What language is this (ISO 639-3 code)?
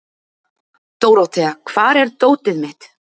isl